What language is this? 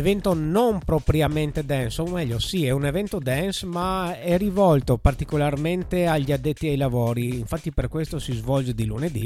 Italian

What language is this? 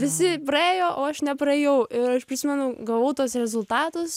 Lithuanian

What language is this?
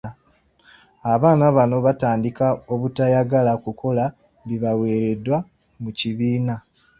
Ganda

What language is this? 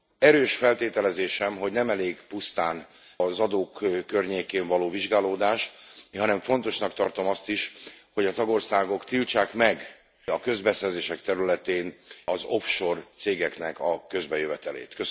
Hungarian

